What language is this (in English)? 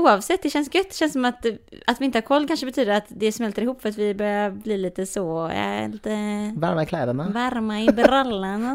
Swedish